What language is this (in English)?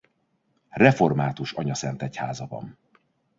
Hungarian